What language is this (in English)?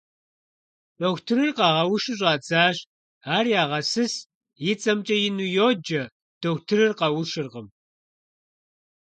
Kabardian